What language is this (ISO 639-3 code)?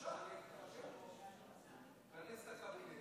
heb